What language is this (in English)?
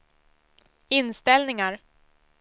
Swedish